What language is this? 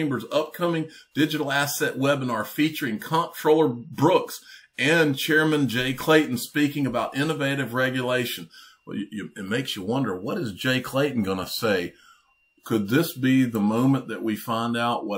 English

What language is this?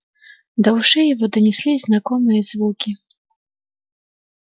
Russian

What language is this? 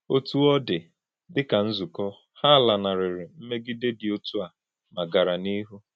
Igbo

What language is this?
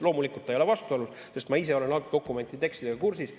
Estonian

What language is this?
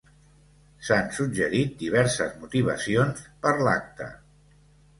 Catalan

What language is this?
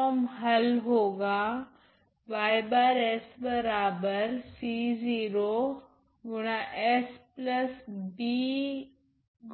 Hindi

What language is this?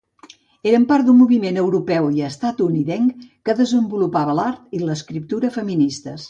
Catalan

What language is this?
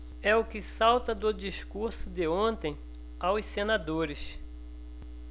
Portuguese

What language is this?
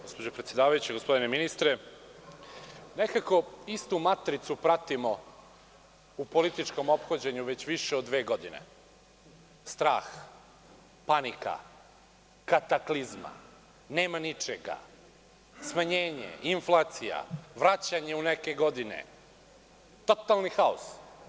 Serbian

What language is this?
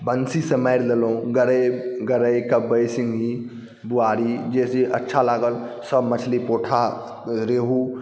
Maithili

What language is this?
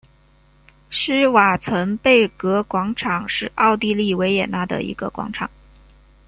Chinese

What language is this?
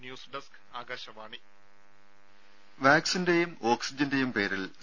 Malayalam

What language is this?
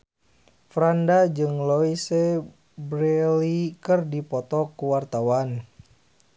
Sundanese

